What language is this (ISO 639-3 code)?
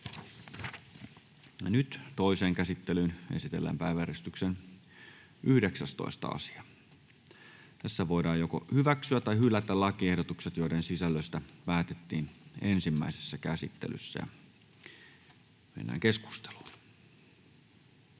fin